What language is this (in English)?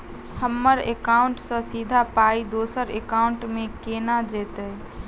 Maithili